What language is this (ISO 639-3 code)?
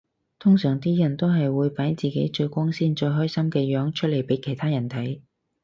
yue